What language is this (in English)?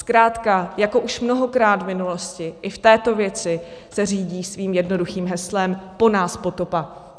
Czech